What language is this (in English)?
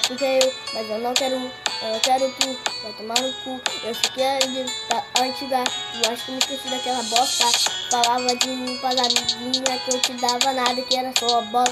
Portuguese